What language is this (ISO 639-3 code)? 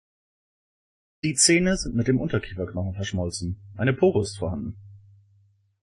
deu